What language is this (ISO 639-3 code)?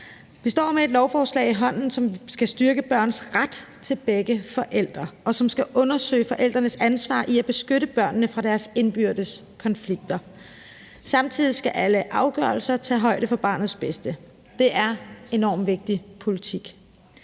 dan